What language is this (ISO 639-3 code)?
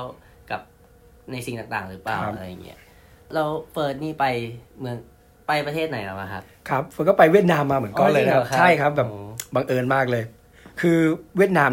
tha